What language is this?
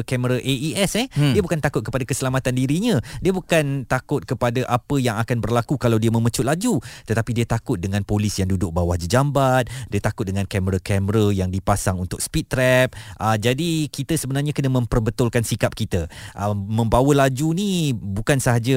Malay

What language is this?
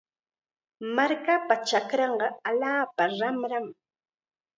Chiquián Ancash Quechua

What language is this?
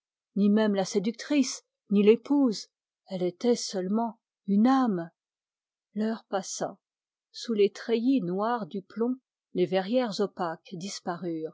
French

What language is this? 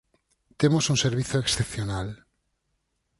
Galician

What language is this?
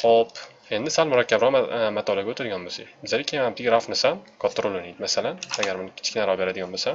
Turkish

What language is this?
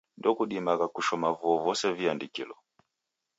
Taita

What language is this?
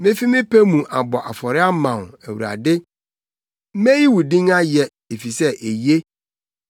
Akan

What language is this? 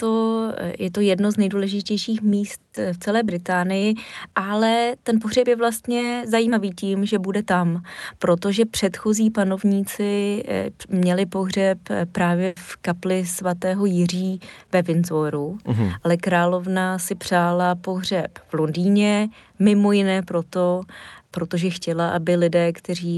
Czech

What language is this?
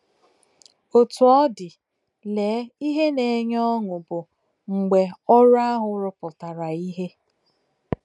Igbo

